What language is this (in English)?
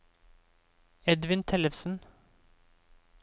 Norwegian